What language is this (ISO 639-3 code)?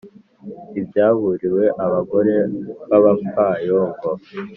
kin